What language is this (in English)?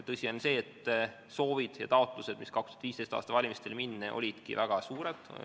Estonian